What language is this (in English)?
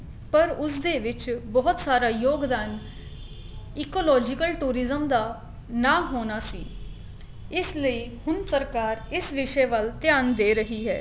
Punjabi